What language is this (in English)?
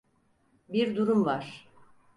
Turkish